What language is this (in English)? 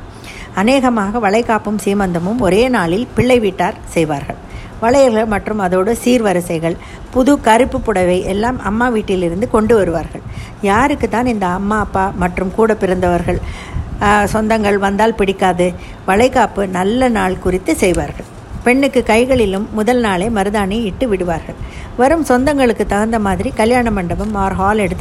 Tamil